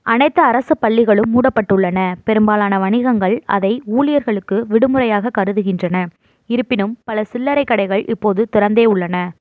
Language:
Tamil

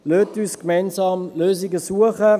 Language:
Swiss German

